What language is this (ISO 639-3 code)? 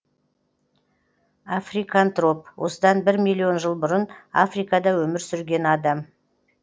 kaz